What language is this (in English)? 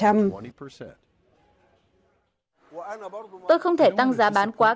Vietnamese